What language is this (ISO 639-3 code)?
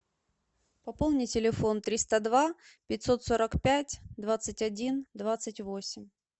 rus